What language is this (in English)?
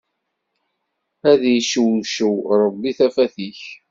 Kabyle